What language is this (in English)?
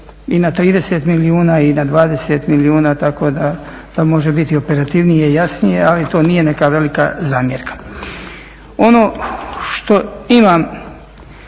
Croatian